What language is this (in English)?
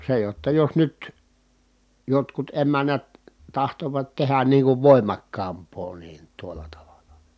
Finnish